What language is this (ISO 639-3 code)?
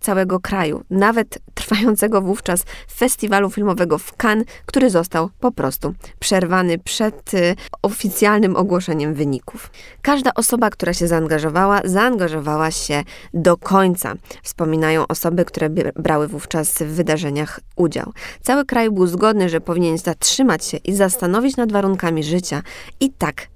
pol